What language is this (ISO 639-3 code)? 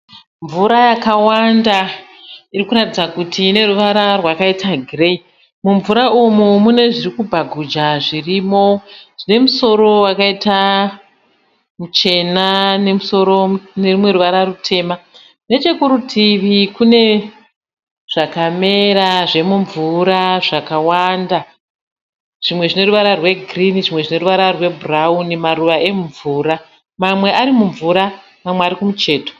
sna